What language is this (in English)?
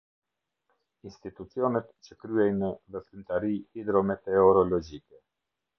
Albanian